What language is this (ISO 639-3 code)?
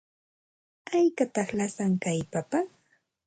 qxt